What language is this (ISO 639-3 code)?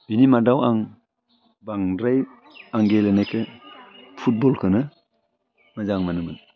brx